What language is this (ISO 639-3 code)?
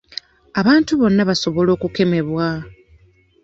lug